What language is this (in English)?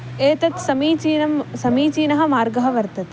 Sanskrit